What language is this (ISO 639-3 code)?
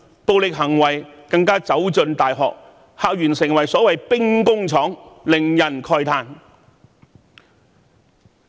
yue